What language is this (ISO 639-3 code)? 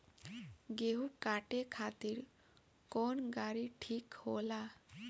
bho